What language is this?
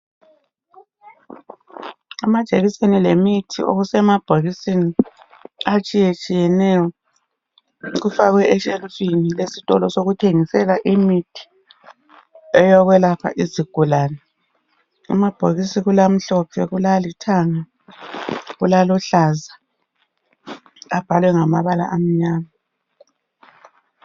North Ndebele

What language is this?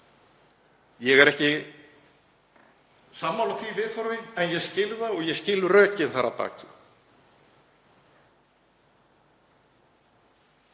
Icelandic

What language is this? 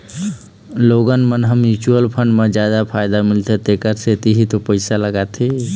Chhattisgarhi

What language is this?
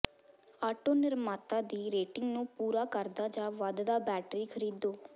Punjabi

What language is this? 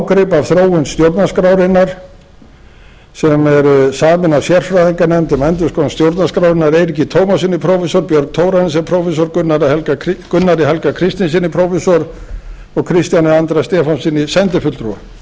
Icelandic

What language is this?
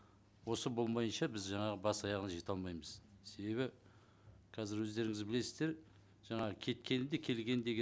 Kazakh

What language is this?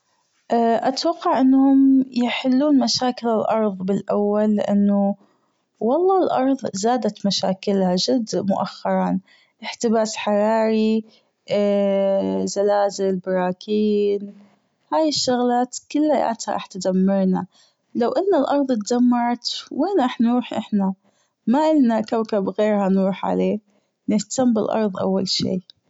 Gulf Arabic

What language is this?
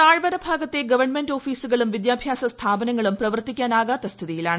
Malayalam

